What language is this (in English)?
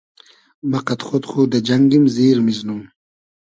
Hazaragi